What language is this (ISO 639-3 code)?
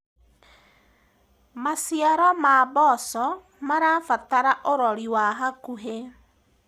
kik